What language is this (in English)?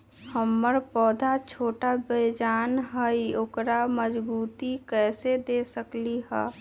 Magahi